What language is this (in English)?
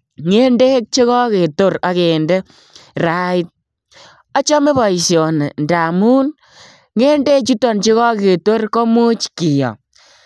Kalenjin